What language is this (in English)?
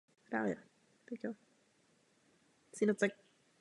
Czech